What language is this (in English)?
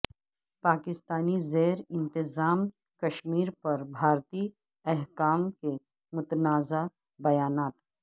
Urdu